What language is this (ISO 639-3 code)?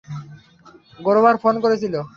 ben